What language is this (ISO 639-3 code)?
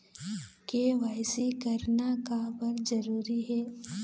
hne